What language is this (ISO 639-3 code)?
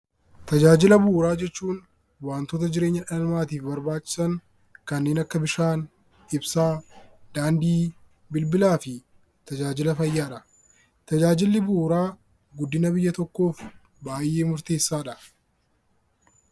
orm